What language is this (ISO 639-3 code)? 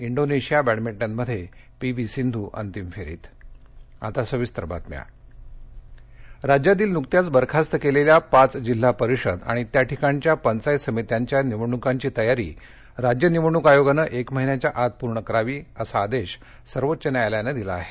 mar